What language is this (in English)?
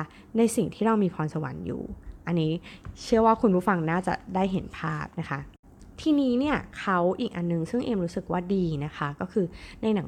Thai